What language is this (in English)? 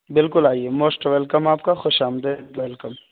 Urdu